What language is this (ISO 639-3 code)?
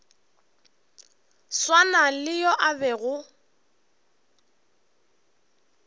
nso